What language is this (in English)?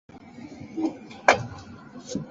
Chinese